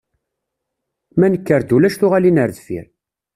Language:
Kabyle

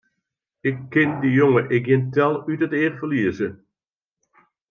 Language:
Western Frisian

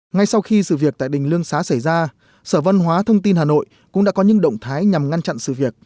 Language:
Vietnamese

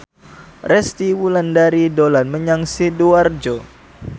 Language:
Javanese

